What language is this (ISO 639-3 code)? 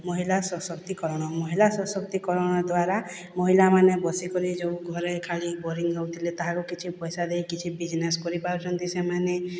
ori